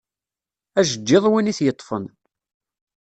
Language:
Kabyle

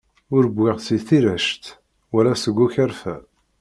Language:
Kabyle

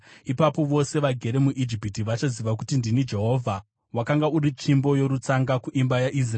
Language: Shona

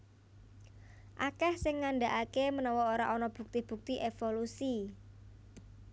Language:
Javanese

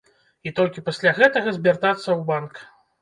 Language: Belarusian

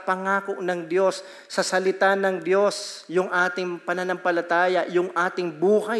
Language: Filipino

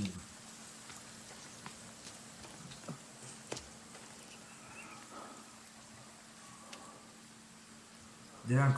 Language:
Italian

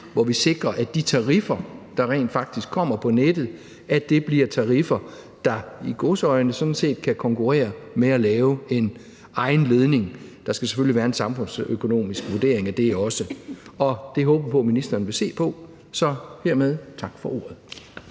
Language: Danish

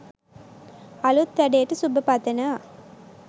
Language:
Sinhala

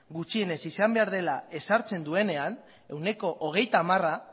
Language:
Basque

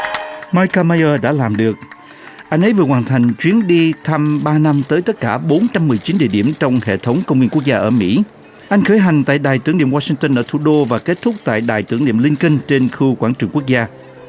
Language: Vietnamese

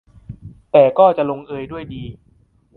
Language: Thai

